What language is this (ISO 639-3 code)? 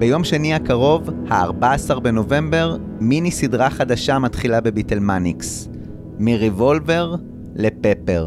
heb